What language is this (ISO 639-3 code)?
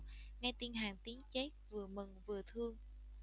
vie